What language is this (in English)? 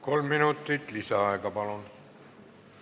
Estonian